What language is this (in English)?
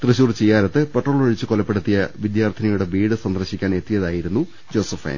Malayalam